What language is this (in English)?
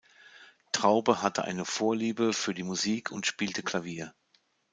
German